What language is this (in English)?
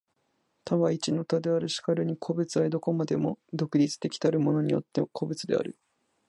Japanese